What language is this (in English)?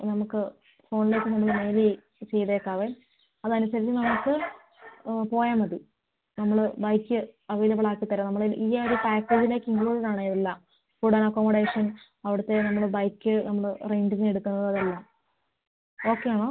Malayalam